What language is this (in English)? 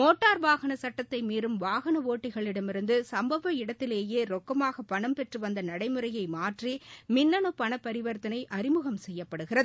Tamil